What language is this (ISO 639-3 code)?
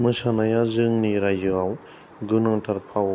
brx